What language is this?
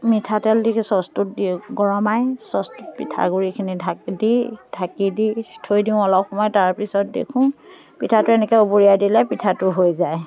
Assamese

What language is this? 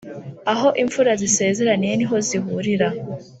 Kinyarwanda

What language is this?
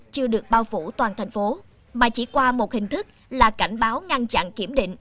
Vietnamese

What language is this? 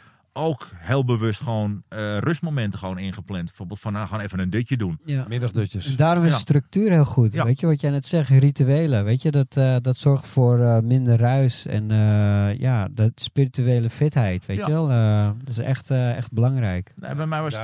Dutch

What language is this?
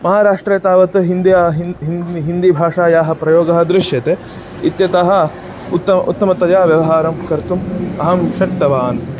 Sanskrit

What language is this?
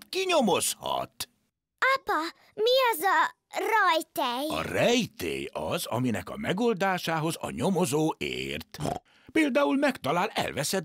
Hungarian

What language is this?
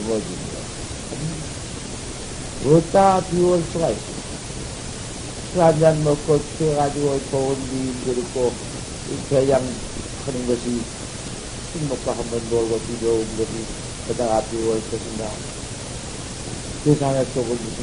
Korean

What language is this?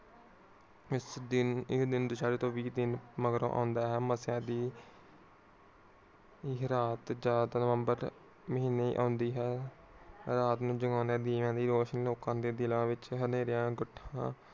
Punjabi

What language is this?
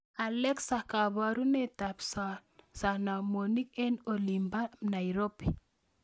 Kalenjin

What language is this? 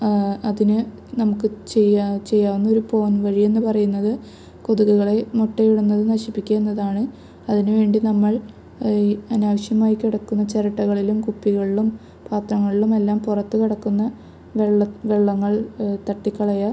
Malayalam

